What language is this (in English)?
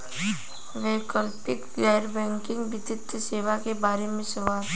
Bhojpuri